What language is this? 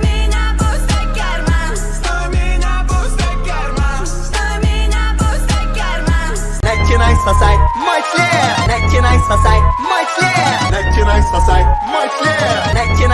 English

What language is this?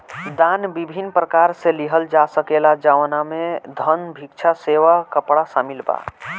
Bhojpuri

